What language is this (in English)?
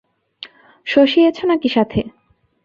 Bangla